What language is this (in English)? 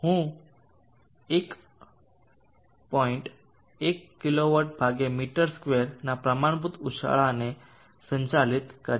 Gujarati